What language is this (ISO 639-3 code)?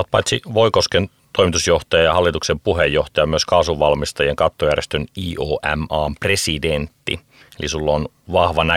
fin